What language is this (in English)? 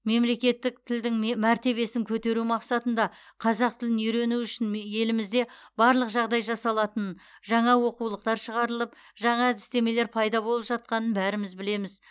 Kazakh